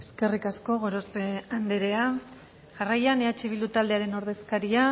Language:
Basque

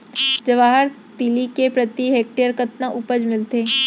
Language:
Chhattisgarhi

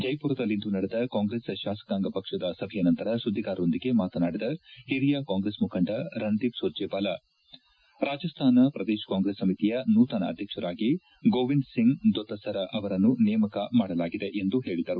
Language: Kannada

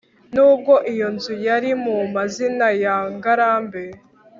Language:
Kinyarwanda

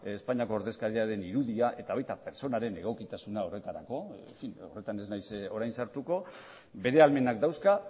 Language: Basque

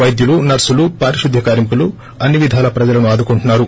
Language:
Telugu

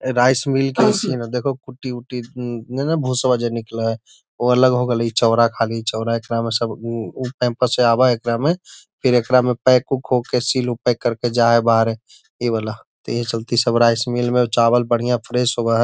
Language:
Magahi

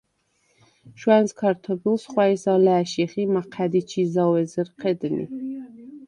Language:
Svan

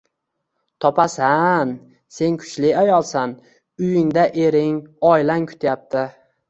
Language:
Uzbek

